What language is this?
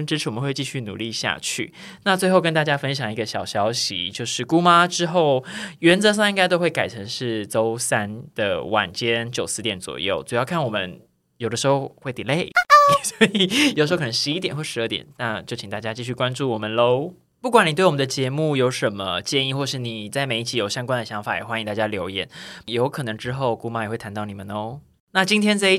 Chinese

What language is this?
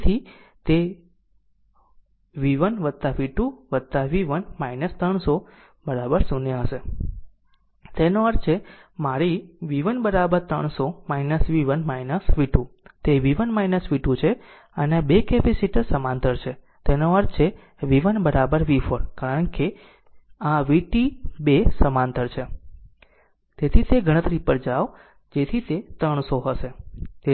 Gujarati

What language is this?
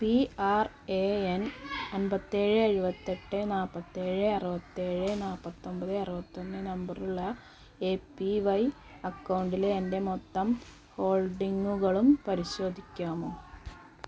Malayalam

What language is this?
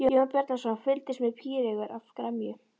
Icelandic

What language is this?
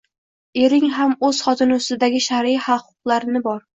Uzbek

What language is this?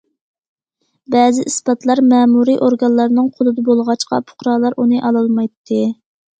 Uyghur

